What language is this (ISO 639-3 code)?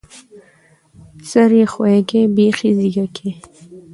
pus